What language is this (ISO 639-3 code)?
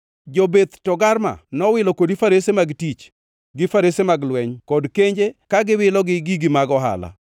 luo